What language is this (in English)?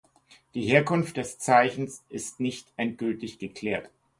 German